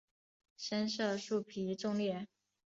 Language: Chinese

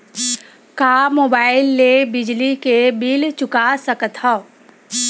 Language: Chhattisgarhi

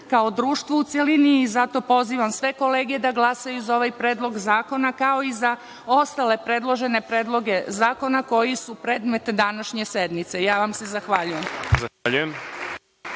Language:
Serbian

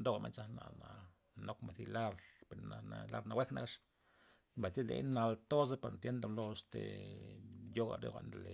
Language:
Loxicha Zapotec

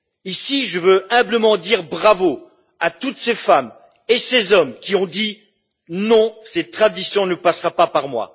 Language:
French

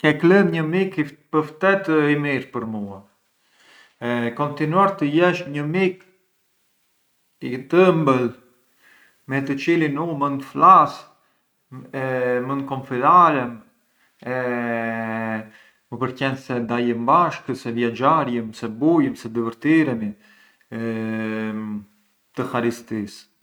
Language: Arbëreshë Albanian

